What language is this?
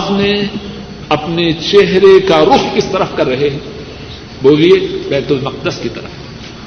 Urdu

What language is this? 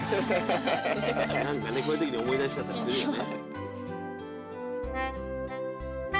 Japanese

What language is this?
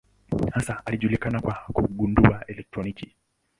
Swahili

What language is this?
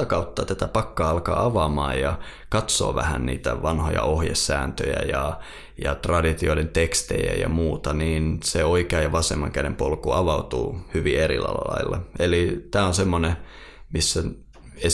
Finnish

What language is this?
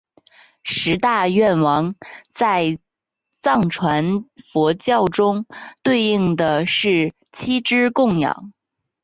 Chinese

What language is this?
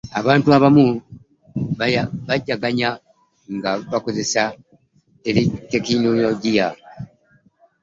Ganda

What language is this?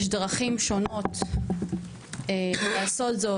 Hebrew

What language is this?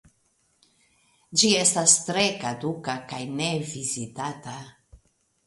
Esperanto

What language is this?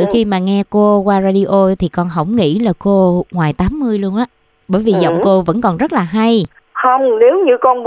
Vietnamese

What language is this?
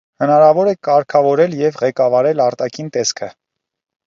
Armenian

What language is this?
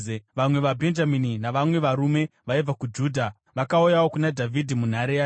Shona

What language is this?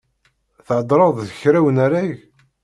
Kabyle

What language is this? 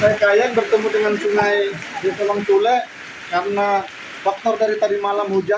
Indonesian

